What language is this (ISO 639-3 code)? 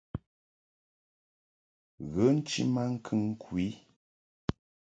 mhk